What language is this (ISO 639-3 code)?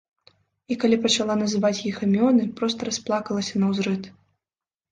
bel